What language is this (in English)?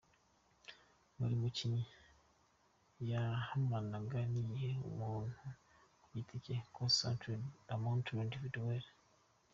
Kinyarwanda